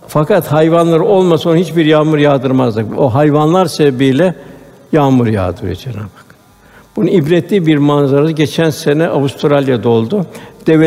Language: Turkish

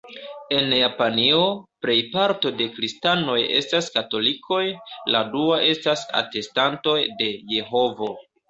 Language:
Esperanto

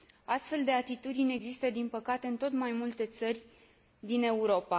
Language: Romanian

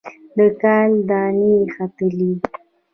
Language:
Pashto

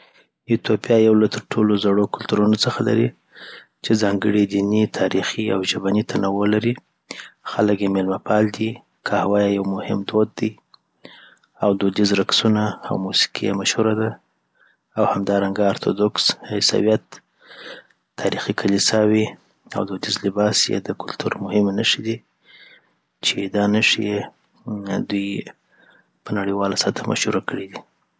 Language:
Southern Pashto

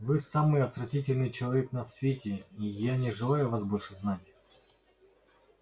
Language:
Russian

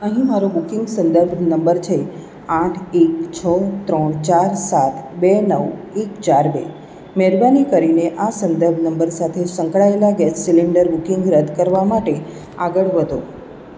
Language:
Gujarati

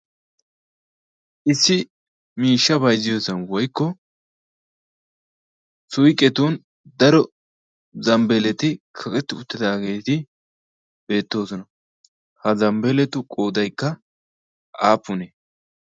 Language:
Wolaytta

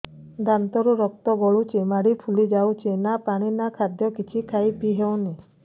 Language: Odia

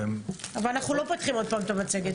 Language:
Hebrew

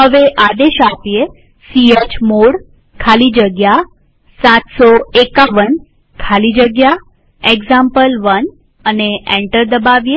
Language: Gujarati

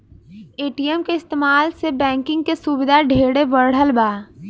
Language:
Bhojpuri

